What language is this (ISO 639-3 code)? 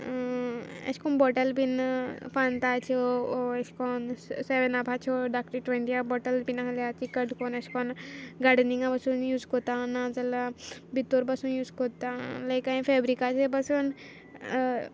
kok